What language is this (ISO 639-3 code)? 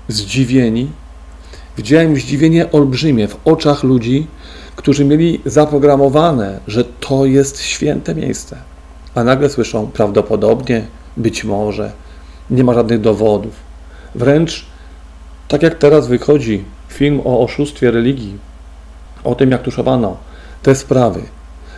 pol